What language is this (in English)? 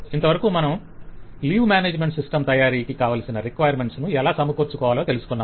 Telugu